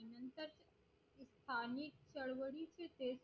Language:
Marathi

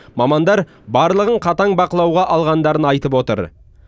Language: Kazakh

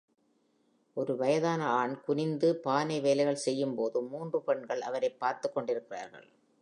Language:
Tamil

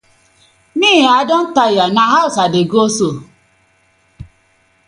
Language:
Nigerian Pidgin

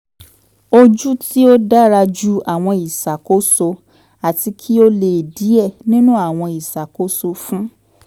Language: Yoruba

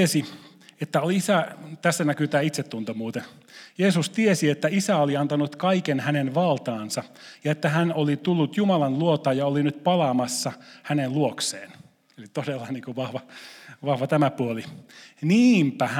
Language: Finnish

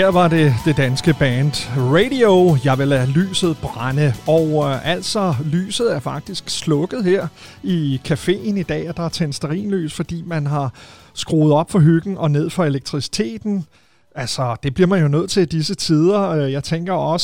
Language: Danish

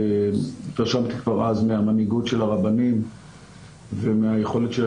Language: Hebrew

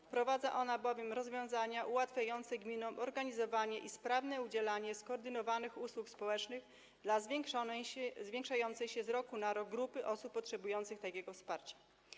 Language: Polish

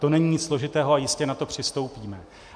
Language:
Czech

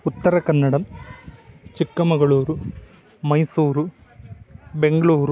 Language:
Sanskrit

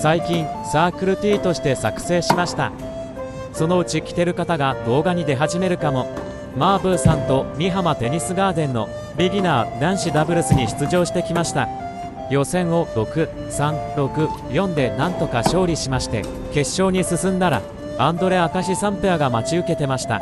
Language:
Japanese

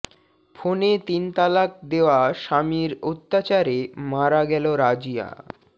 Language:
Bangla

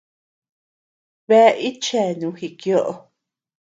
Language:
Tepeuxila Cuicatec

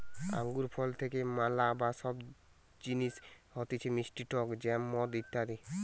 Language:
Bangla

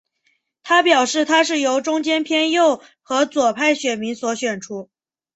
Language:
Chinese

